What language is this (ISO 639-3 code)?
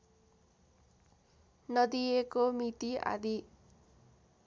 nep